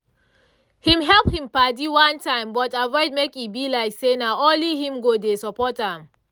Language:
Nigerian Pidgin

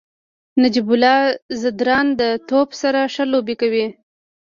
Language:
Pashto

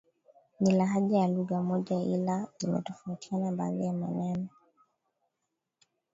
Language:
Swahili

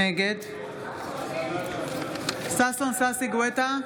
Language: Hebrew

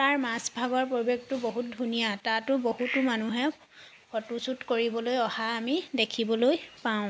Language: Assamese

